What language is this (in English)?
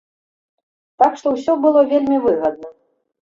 Belarusian